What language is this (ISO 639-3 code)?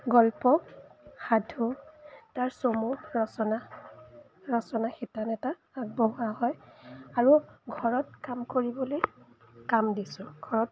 asm